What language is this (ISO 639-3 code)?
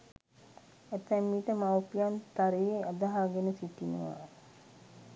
sin